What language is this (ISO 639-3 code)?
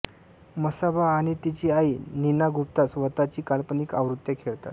mar